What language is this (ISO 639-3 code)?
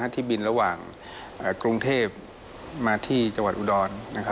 tha